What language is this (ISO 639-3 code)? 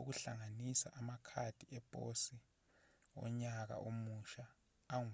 zul